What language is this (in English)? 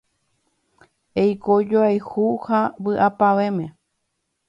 Guarani